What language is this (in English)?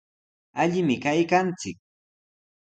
Sihuas Ancash Quechua